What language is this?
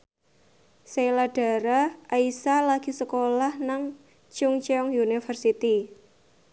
Javanese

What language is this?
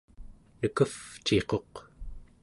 Central Yupik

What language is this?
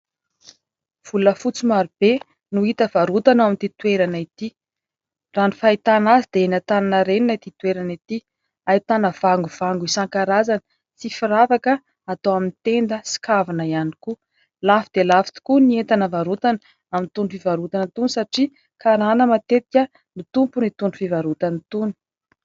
Malagasy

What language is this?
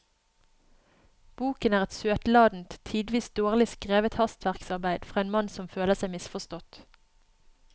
Norwegian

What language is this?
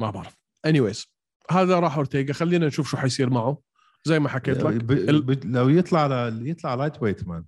Arabic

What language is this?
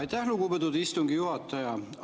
Estonian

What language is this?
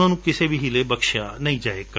Punjabi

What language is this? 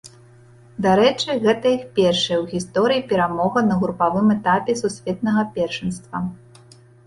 Belarusian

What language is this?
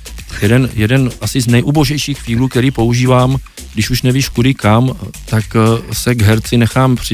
Czech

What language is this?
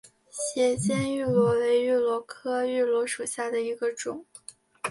Chinese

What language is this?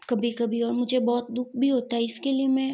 Hindi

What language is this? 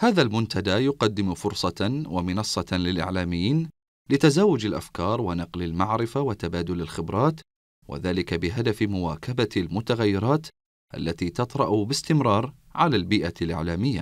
Arabic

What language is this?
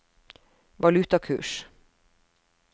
Norwegian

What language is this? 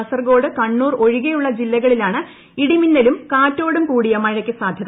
Malayalam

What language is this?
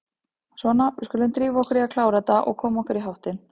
Icelandic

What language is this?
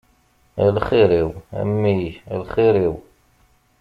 Kabyle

